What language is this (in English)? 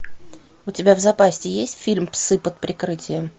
Russian